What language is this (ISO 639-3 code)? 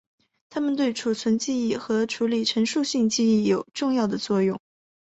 zho